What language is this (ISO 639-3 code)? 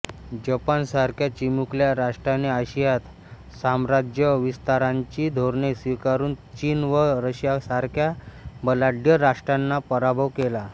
mar